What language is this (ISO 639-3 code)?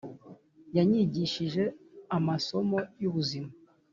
kin